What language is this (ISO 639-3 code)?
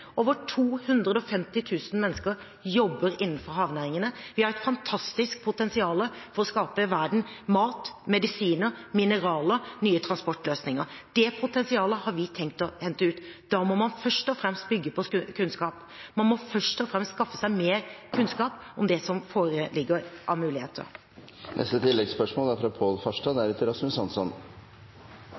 nor